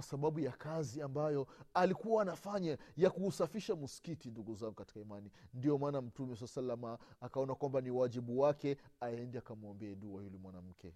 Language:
Swahili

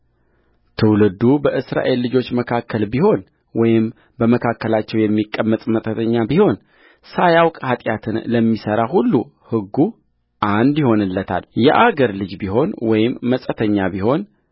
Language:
Amharic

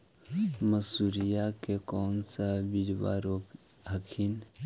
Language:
Magahi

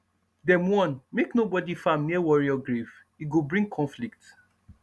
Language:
Nigerian Pidgin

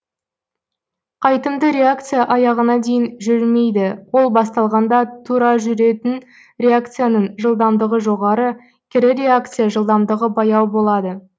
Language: Kazakh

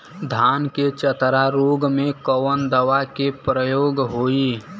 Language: Bhojpuri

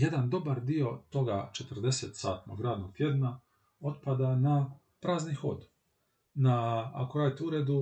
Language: Croatian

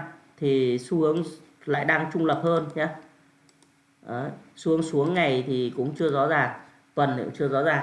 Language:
Vietnamese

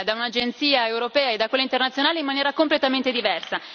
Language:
Italian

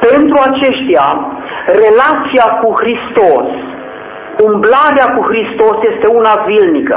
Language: Romanian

